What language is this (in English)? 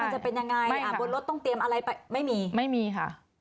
Thai